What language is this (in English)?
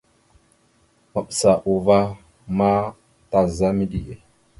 Mada (Cameroon)